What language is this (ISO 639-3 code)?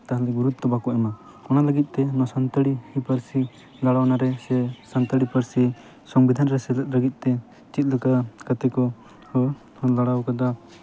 sat